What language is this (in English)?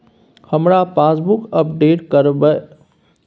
Maithili